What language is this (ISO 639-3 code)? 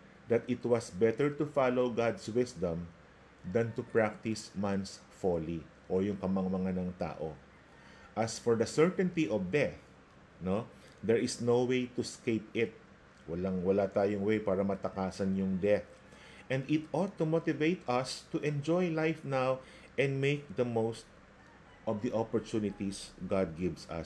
fil